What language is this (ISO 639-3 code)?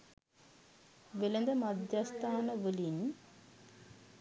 sin